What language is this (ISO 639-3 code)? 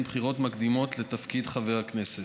heb